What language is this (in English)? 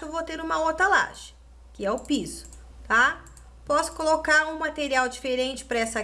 Portuguese